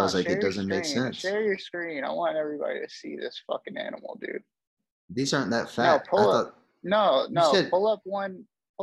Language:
English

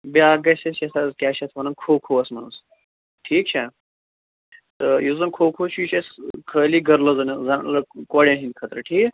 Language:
Kashmiri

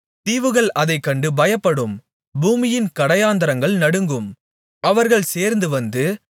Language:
Tamil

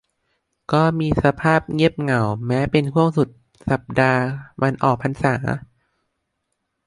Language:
Thai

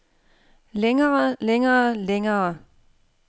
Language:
Danish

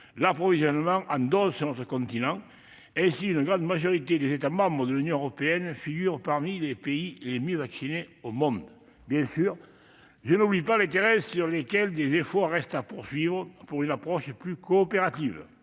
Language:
French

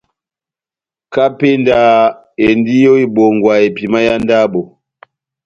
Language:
Batanga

